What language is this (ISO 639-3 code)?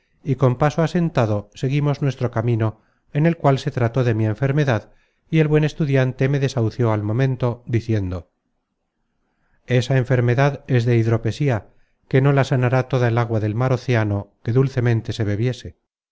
spa